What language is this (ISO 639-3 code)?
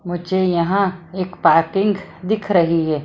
hin